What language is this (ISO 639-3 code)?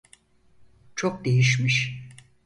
tur